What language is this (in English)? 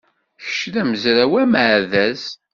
Kabyle